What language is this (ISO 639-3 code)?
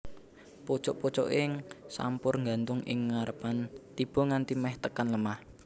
jav